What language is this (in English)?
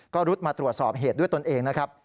Thai